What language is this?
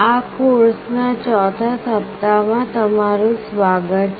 Gujarati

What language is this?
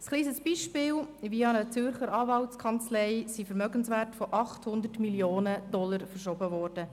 Swiss German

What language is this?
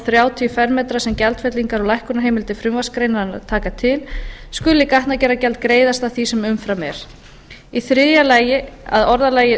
Icelandic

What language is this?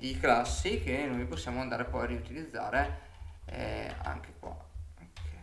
Italian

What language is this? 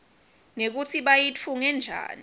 Swati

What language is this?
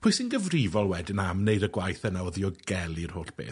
Welsh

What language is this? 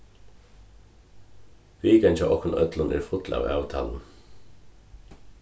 Faroese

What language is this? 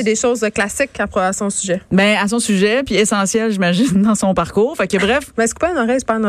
French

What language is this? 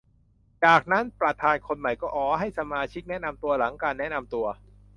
Thai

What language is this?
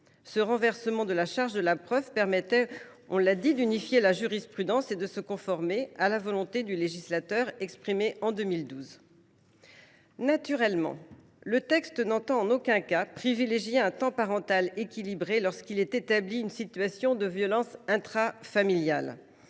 French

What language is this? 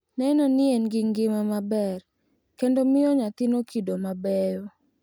Luo (Kenya and Tanzania)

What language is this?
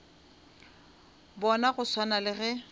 Northern Sotho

